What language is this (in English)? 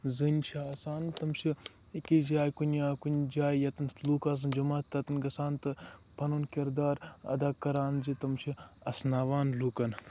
Kashmiri